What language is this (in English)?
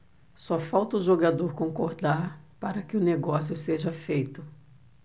Portuguese